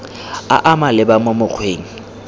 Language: Tswana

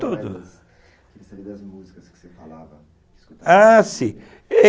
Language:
Portuguese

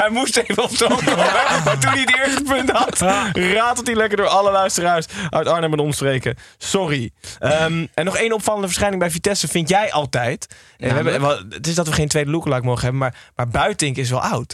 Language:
Dutch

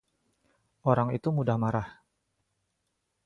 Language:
Indonesian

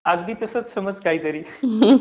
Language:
Marathi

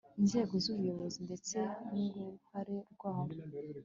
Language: Kinyarwanda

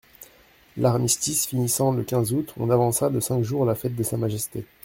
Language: French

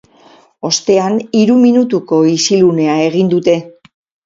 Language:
Basque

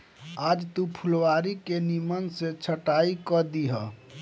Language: Bhojpuri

